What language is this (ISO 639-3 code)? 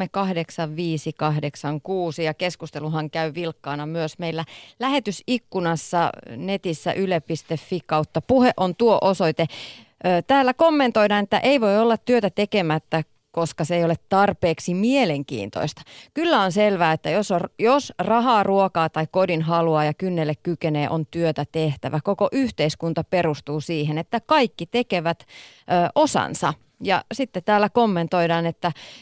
fin